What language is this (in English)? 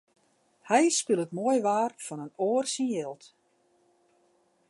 Western Frisian